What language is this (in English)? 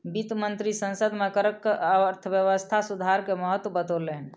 Maithili